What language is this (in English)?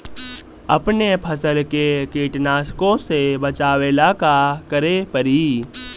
Bhojpuri